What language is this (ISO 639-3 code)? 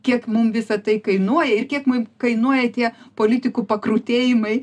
lit